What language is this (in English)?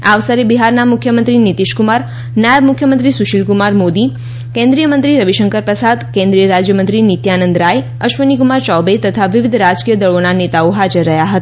Gujarati